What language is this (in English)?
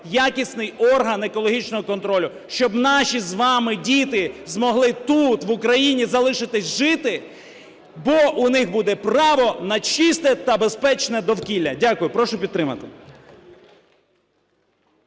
Ukrainian